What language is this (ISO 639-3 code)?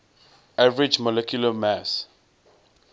eng